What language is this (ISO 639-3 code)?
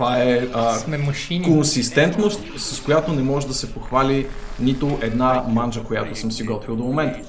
bul